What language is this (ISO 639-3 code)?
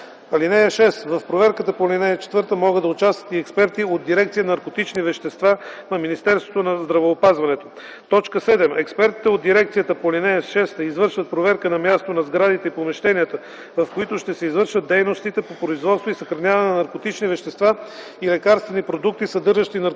bul